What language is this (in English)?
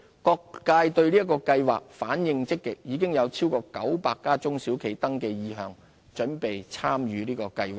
Cantonese